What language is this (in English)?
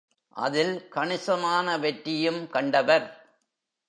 Tamil